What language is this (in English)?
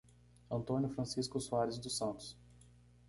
Portuguese